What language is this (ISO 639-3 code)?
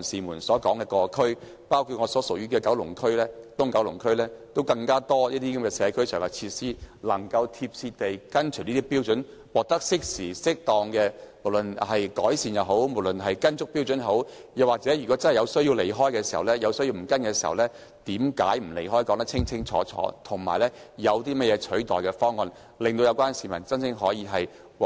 yue